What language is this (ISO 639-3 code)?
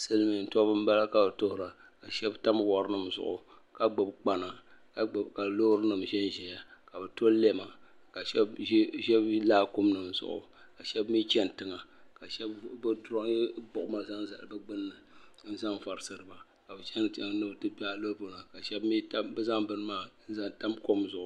dag